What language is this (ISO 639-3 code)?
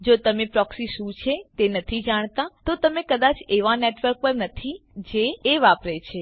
guj